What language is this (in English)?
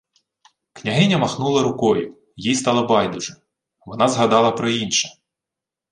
Ukrainian